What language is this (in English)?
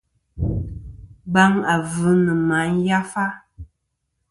Kom